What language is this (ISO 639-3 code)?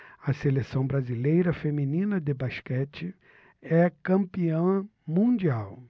por